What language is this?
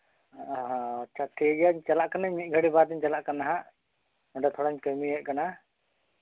Santali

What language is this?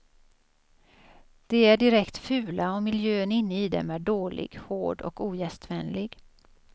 Swedish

